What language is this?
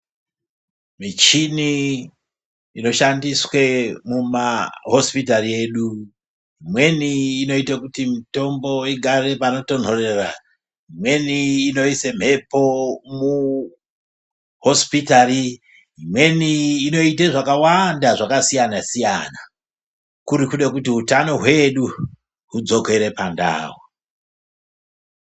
Ndau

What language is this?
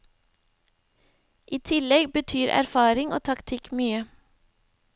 Norwegian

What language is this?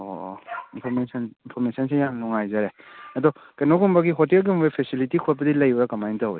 Manipuri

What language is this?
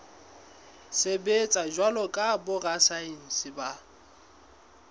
Southern Sotho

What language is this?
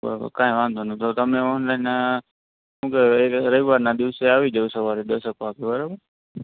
Gujarati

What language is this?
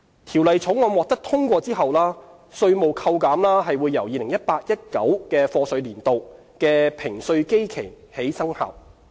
Cantonese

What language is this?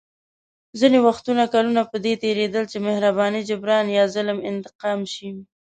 Pashto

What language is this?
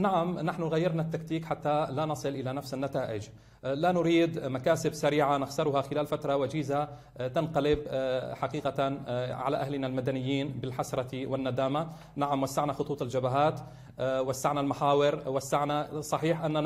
Arabic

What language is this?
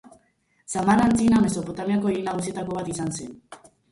Basque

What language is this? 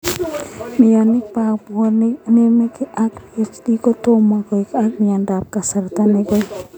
Kalenjin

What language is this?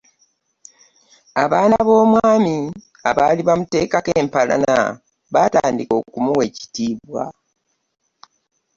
Ganda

